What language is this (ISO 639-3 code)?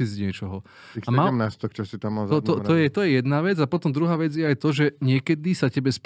slk